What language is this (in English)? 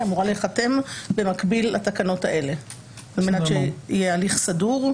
Hebrew